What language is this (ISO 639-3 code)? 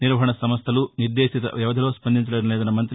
tel